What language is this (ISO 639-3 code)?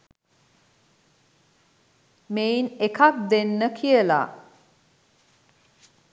sin